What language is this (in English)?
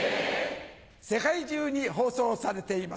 Japanese